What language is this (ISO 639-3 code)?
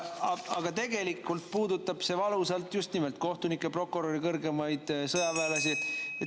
est